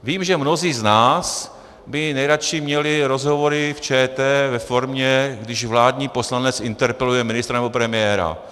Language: Czech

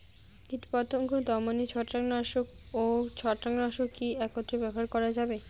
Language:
Bangla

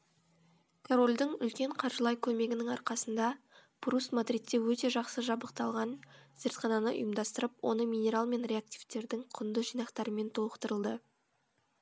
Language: Kazakh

